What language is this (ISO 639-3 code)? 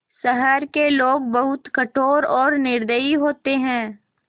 hin